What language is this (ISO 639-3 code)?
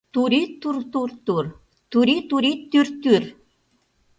chm